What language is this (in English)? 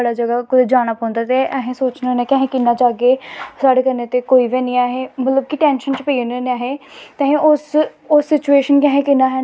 Dogri